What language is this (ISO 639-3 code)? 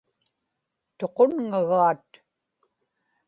ipk